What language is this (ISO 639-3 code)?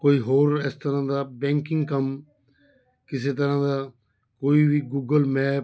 pan